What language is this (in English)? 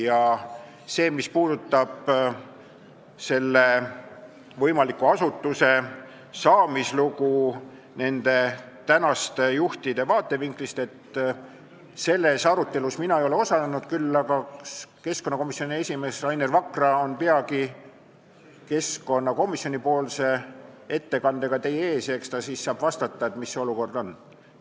Estonian